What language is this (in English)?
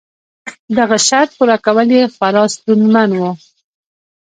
Pashto